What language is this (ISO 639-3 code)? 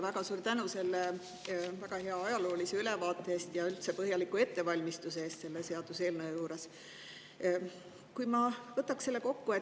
est